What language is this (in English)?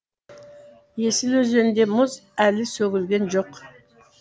Kazakh